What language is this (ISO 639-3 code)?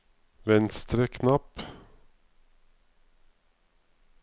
nor